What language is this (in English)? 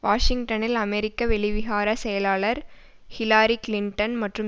Tamil